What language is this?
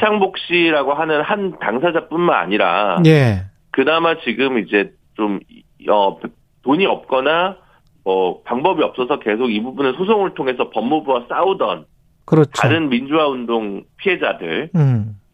Korean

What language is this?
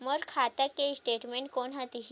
Chhattisgarhi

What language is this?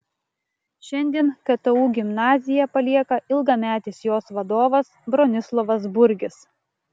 Lithuanian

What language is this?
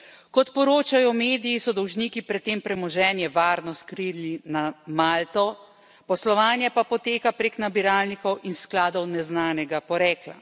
Slovenian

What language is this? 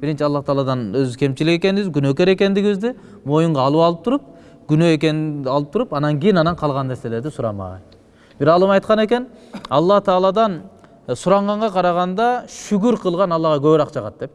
Turkish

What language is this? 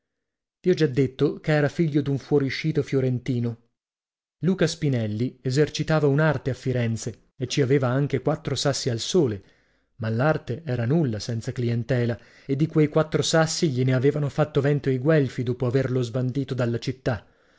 Italian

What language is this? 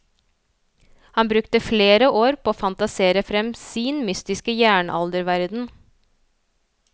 Norwegian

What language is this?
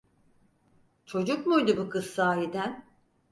Turkish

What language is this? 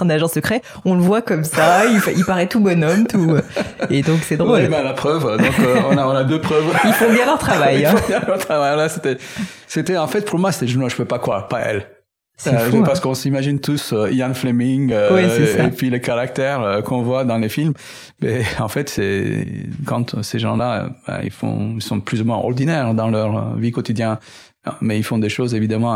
French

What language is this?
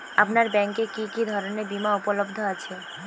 Bangla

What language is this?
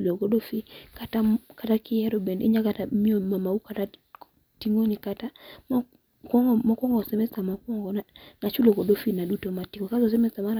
Luo (Kenya and Tanzania)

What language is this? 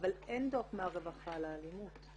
Hebrew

